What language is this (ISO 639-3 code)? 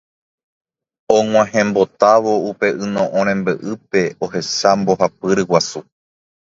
grn